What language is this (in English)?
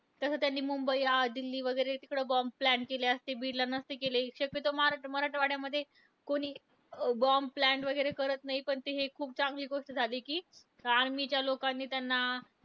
Marathi